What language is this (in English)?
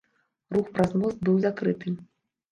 Belarusian